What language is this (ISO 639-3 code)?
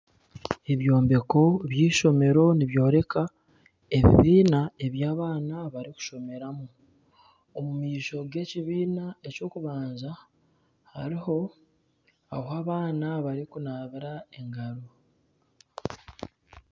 nyn